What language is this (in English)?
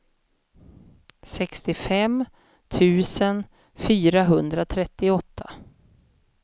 Swedish